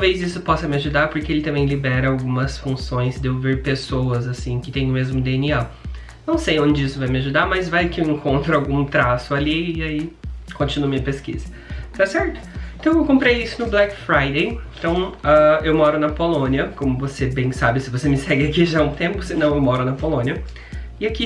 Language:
Portuguese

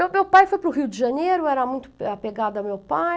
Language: Portuguese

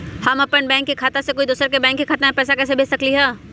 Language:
Magahi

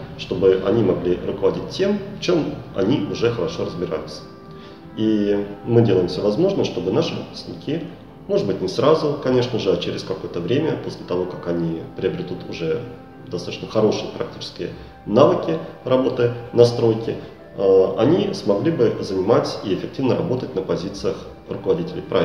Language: Russian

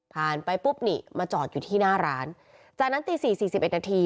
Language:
Thai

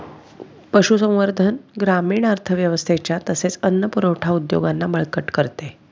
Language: Marathi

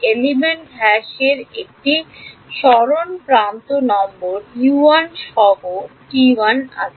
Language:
Bangla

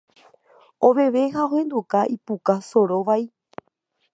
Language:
Guarani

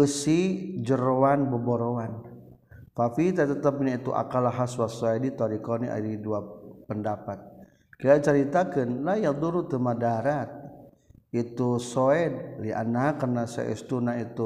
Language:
Malay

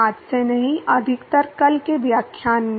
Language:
Hindi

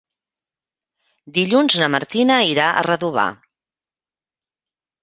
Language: Catalan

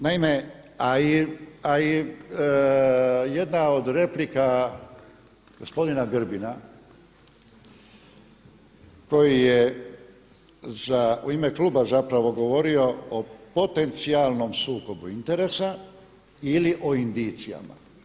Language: Croatian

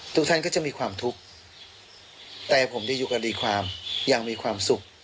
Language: Thai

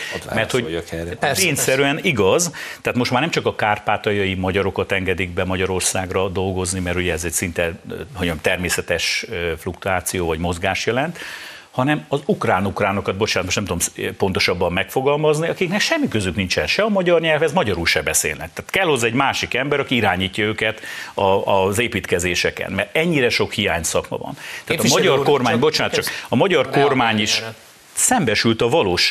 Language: Hungarian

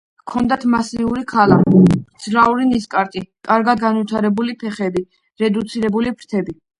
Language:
Georgian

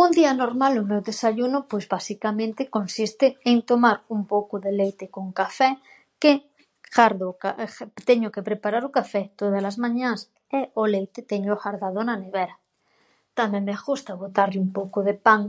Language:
Galician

